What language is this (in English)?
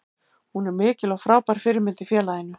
Icelandic